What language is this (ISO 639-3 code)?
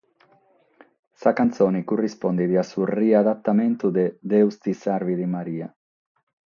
srd